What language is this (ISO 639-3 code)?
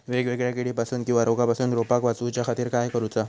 mar